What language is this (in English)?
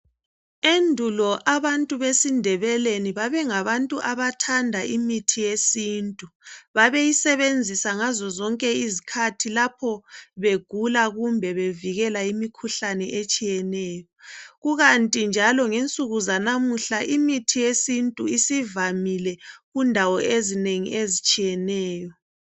North Ndebele